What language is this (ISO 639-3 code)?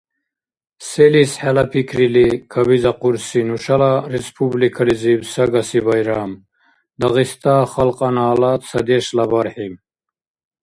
dar